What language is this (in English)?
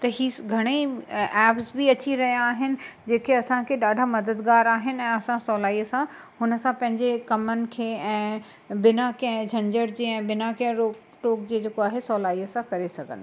Sindhi